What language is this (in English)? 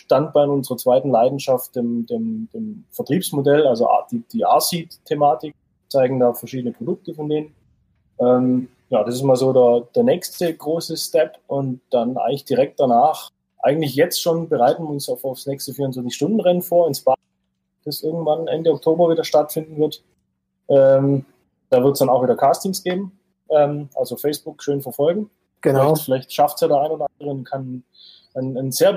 German